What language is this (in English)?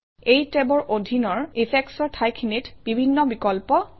Assamese